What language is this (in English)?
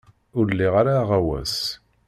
Kabyle